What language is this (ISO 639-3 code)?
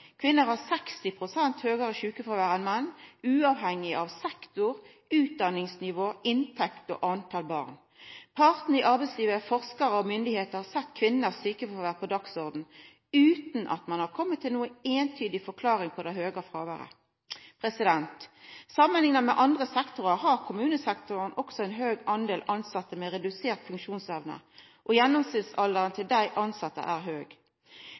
nno